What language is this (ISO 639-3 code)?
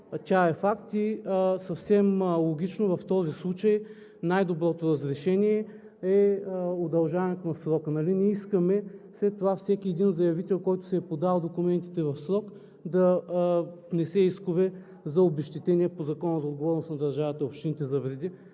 bul